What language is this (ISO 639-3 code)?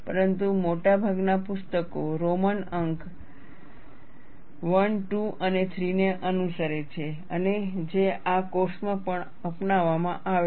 guj